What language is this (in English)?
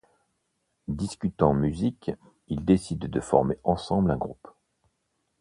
French